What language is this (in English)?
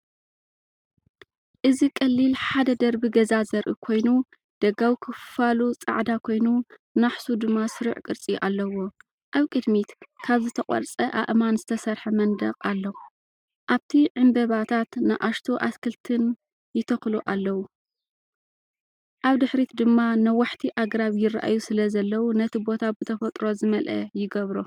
Tigrinya